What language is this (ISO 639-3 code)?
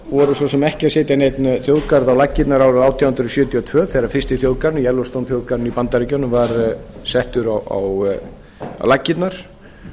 isl